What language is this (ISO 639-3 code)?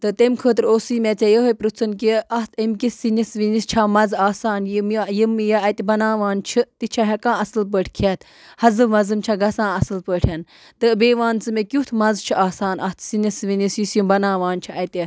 kas